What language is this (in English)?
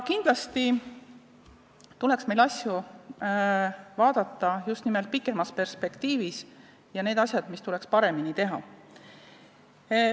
Estonian